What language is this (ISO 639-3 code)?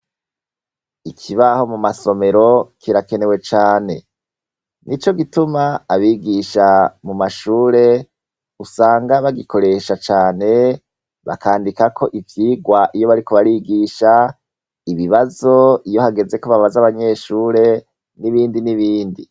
run